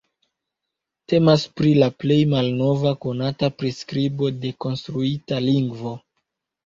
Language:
Esperanto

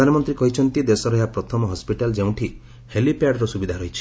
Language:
Odia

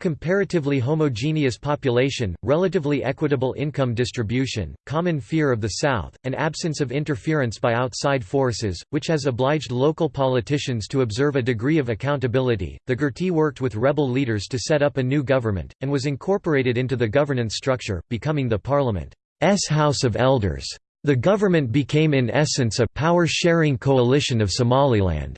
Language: English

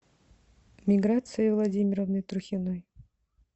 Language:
Russian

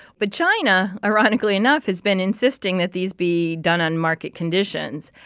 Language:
English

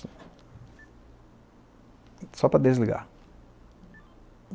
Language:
Portuguese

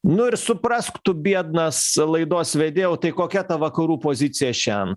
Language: Lithuanian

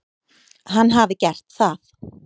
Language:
Icelandic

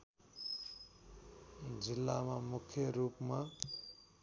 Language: Nepali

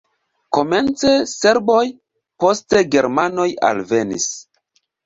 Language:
Esperanto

